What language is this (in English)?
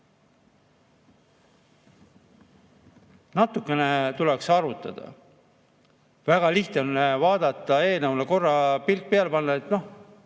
Estonian